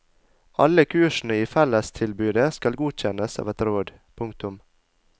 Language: Norwegian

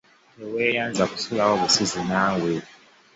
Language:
Ganda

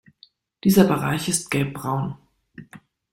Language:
German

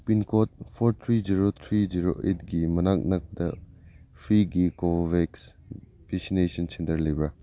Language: Manipuri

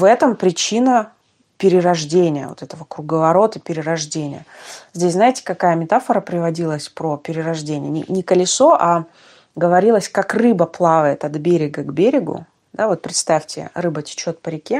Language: Russian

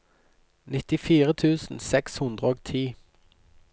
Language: Norwegian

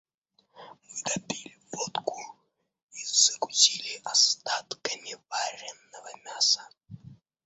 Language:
Russian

